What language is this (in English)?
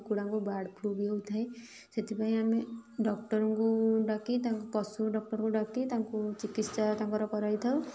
Odia